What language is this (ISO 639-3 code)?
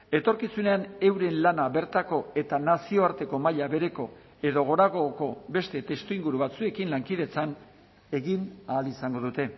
eus